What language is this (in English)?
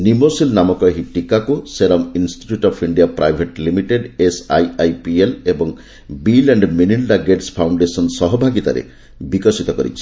Odia